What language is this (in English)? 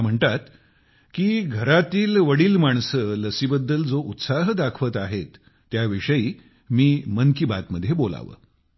Marathi